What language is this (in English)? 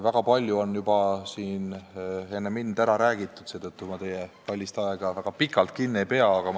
Estonian